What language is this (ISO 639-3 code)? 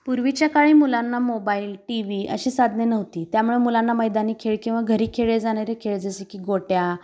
mar